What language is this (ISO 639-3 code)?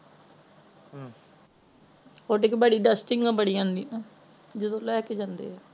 pan